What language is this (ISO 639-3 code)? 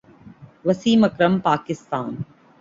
urd